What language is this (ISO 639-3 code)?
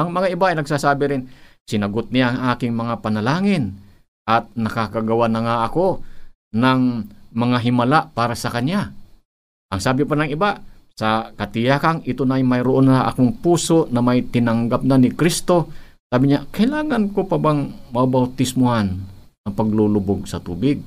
fil